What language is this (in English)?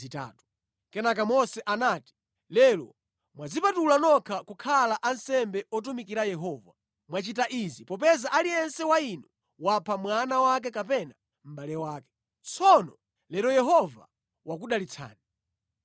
Nyanja